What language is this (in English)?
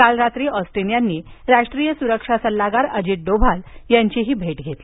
Marathi